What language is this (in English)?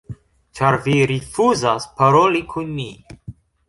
Esperanto